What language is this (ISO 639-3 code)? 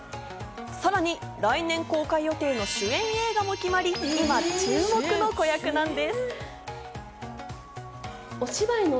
jpn